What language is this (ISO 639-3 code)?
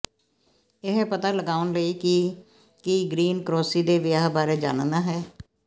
pan